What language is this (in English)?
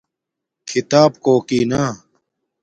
Domaaki